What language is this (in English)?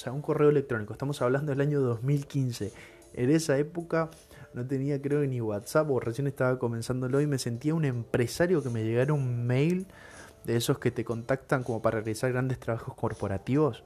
Spanish